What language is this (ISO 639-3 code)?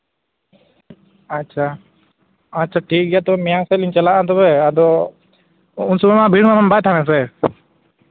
sat